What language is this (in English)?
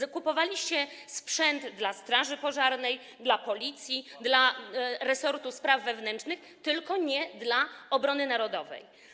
Polish